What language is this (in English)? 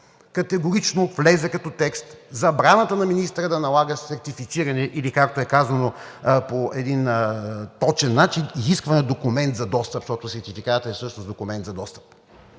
Bulgarian